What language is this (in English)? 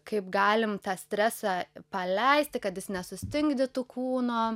Lithuanian